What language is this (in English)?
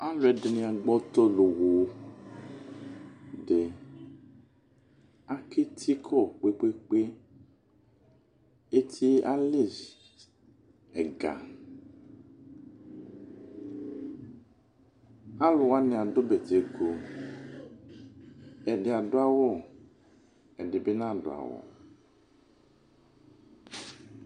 Ikposo